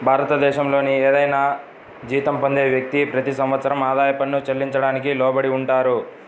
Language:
Telugu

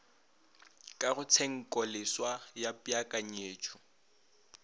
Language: Northern Sotho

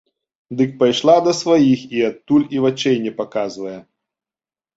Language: Belarusian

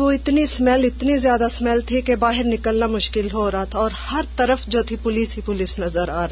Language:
Urdu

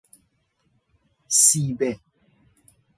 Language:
Persian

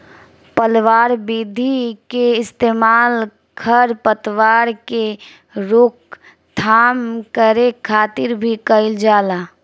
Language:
Bhojpuri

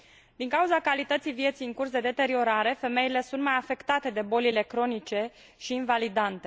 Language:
Romanian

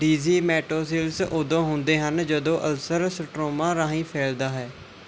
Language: Punjabi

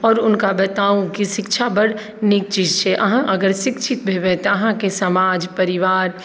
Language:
Maithili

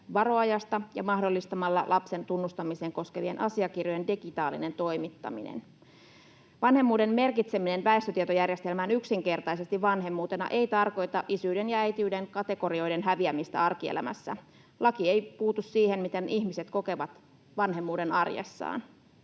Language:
Finnish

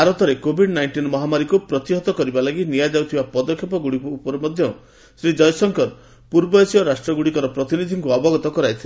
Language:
Odia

